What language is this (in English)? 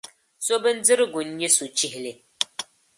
Dagbani